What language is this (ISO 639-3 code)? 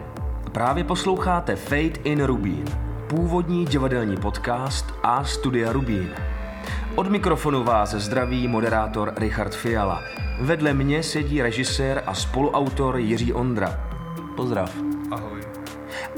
ces